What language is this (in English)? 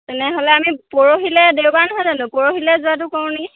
Assamese